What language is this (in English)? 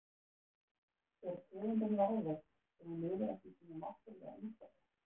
Icelandic